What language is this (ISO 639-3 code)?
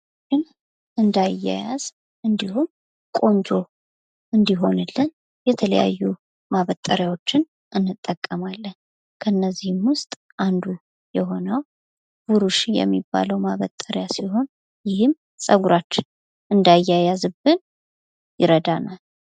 amh